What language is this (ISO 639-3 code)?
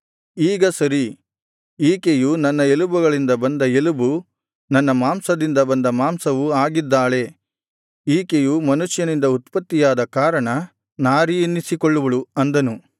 kan